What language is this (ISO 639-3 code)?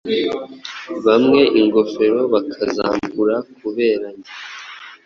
kin